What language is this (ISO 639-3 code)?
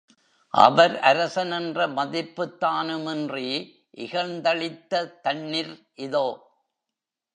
tam